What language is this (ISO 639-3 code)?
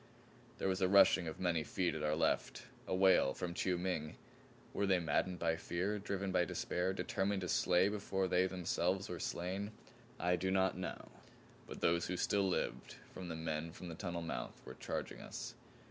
eng